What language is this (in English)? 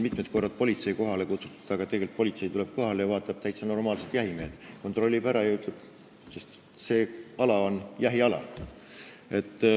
Estonian